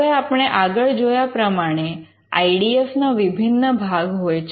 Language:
Gujarati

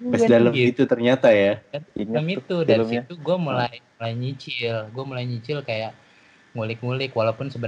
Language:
Indonesian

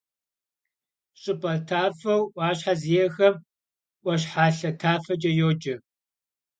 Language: Kabardian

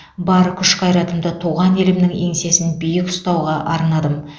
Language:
Kazakh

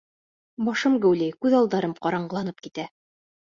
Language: Bashkir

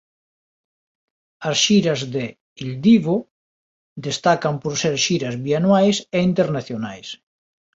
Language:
Galician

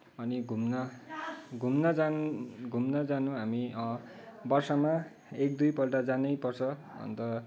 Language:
Nepali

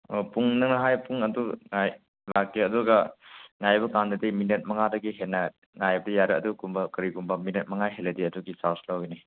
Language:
Manipuri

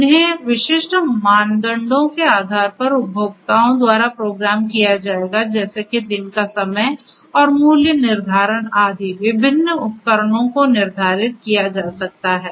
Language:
Hindi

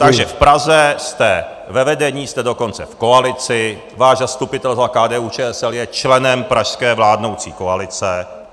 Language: Czech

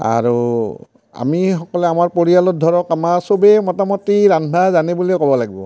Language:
Assamese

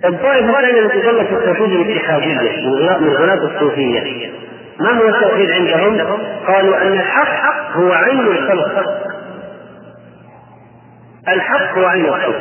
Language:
Arabic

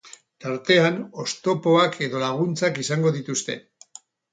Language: Basque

